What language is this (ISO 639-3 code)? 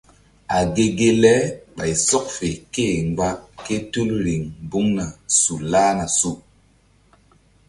mdd